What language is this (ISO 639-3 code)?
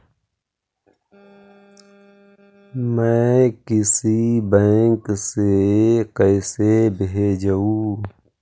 mag